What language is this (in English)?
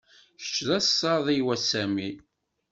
Kabyle